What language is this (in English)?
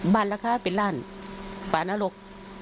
Thai